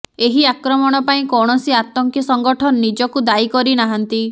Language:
Odia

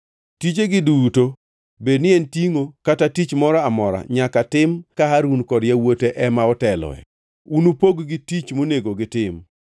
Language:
Luo (Kenya and Tanzania)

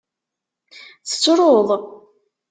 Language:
Kabyle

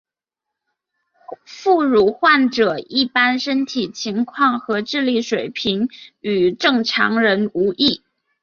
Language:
Chinese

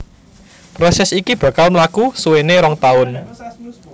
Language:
Javanese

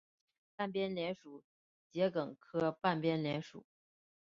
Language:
Chinese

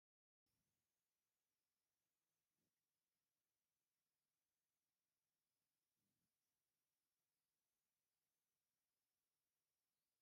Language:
Tigrinya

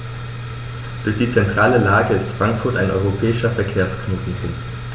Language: German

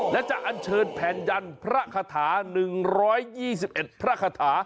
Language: Thai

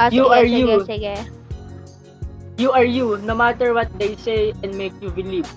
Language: Filipino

